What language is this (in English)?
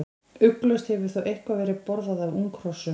Icelandic